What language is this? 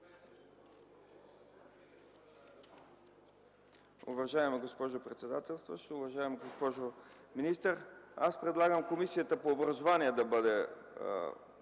Bulgarian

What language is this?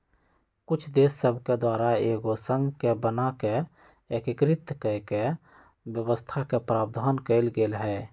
Magahi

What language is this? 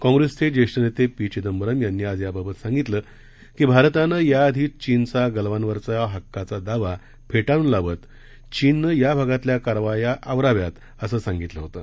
Marathi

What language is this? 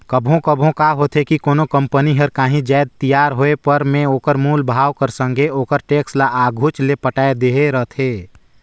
Chhattisgarhi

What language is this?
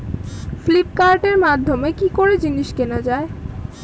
Bangla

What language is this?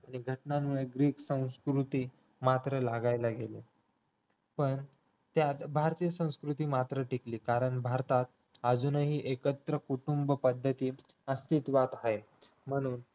Marathi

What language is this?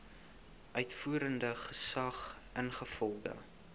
Afrikaans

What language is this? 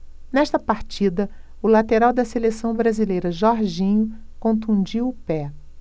Portuguese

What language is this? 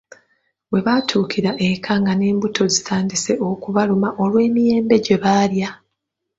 Ganda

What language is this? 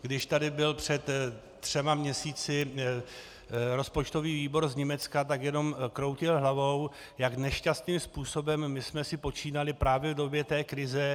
Czech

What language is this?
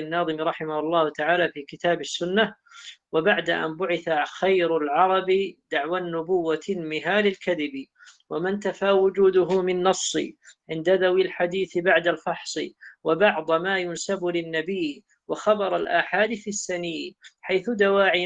Arabic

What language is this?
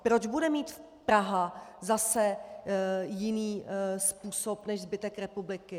Czech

